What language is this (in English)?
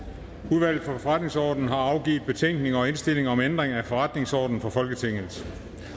Danish